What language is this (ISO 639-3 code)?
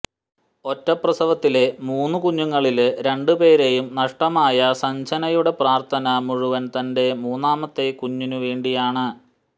mal